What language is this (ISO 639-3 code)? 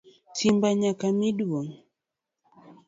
luo